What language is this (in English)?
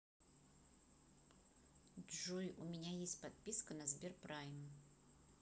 Russian